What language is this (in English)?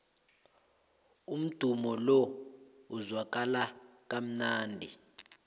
South Ndebele